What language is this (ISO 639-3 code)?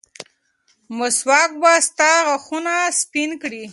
pus